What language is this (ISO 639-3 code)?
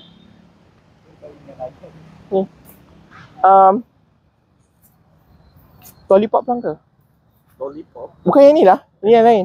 msa